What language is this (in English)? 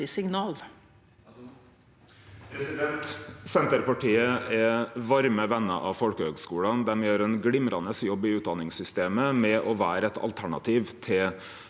Norwegian